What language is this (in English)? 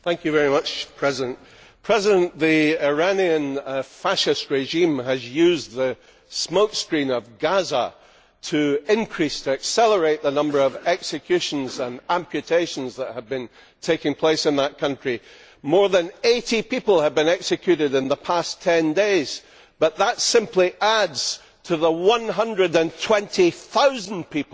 English